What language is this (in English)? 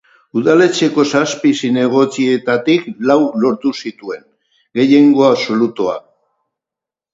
Basque